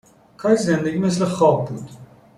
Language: Persian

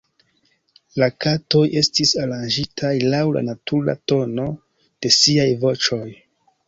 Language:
Esperanto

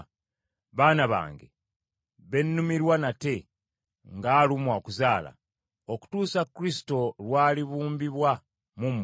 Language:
Ganda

